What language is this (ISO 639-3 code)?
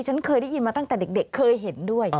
tha